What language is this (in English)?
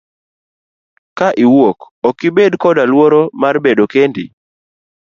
Luo (Kenya and Tanzania)